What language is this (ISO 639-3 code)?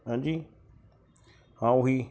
pan